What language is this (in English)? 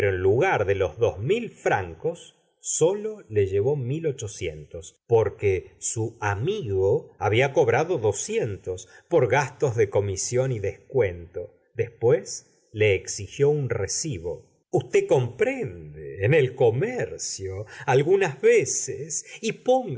Spanish